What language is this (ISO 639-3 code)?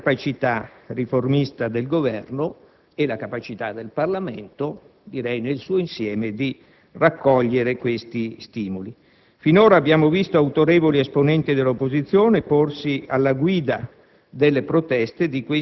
ita